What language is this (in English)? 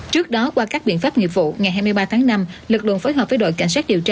Vietnamese